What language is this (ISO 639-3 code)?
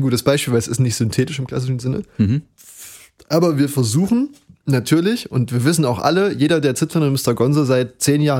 deu